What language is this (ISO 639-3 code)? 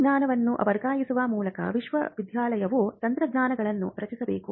kan